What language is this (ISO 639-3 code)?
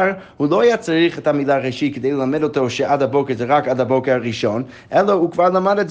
heb